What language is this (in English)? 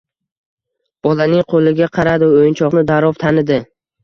Uzbek